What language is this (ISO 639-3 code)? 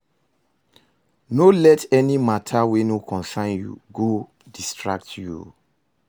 pcm